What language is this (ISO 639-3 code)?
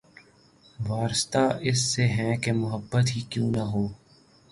urd